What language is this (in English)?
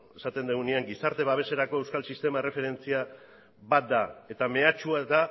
Basque